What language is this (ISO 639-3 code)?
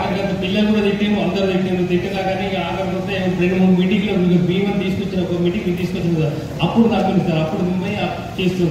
tel